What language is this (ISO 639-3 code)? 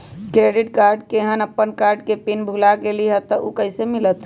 mag